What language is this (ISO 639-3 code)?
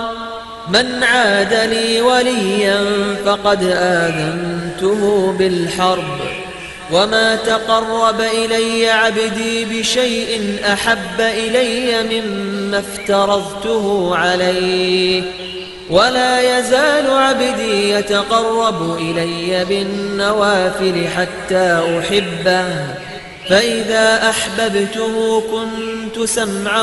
ara